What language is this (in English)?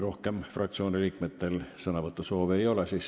Estonian